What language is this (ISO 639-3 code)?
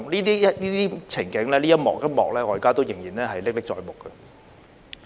yue